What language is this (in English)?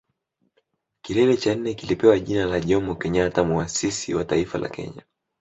Swahili